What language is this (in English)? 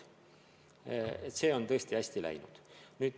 Estonian